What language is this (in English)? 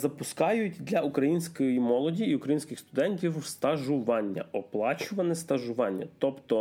Ukrainian